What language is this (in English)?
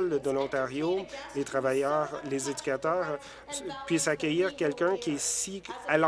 French